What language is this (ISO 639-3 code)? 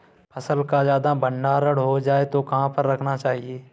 hin